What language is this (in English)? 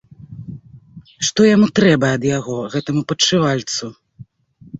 Belarusian